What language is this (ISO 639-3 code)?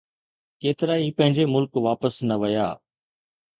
snd